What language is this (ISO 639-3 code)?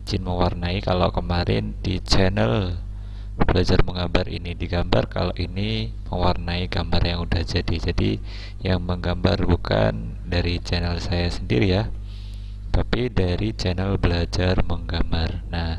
ind